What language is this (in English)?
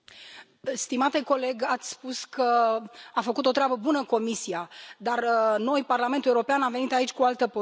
Romanian